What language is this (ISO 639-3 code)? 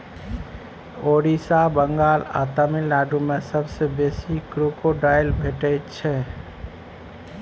mai